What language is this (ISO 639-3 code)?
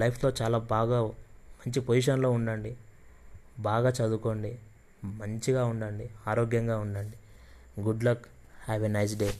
tel